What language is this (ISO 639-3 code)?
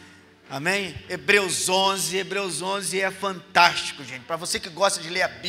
por